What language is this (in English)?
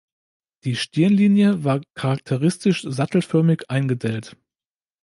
German